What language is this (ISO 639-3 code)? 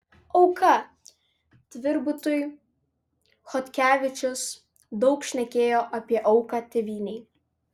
lit